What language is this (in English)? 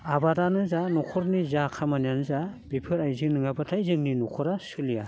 Bodo